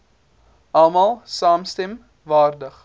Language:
Afrikaans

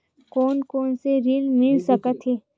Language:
Chhattisgarhi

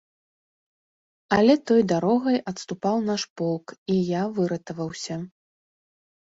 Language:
Belarusian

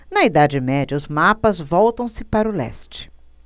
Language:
Portuguese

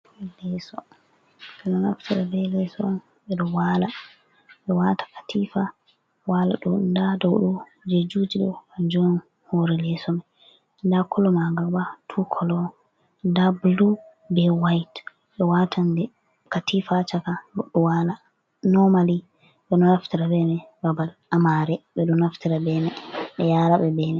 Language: Fula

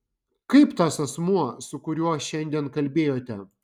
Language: Lithuanian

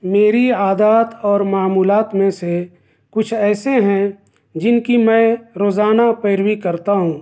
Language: Urdu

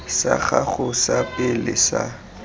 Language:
Tswana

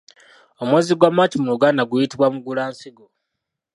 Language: Ganda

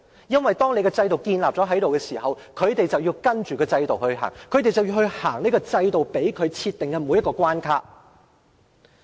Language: Cantonese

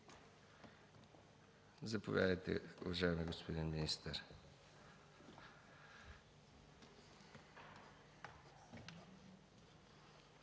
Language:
Bulgarian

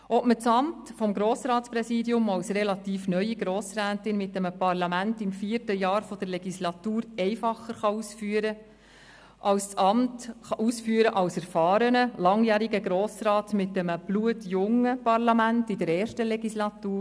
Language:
Swiss German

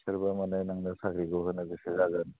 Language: Bodo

